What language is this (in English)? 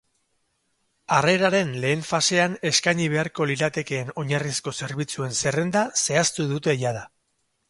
Basque